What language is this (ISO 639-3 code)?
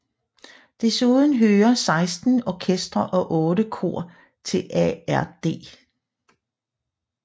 dan